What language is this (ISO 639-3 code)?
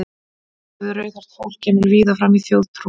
isl